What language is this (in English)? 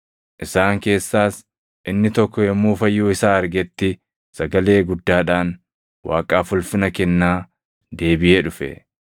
Oromo